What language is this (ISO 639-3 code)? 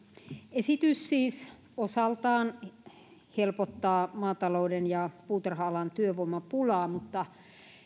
fin